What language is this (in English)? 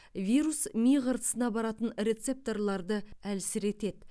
Kazakh